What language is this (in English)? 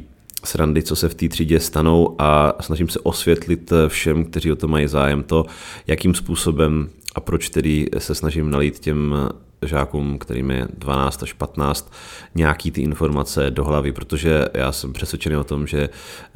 Czech